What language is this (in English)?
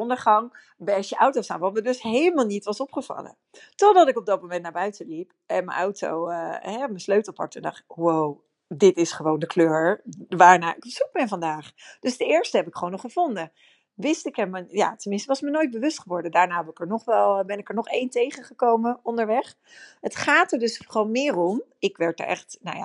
Dutch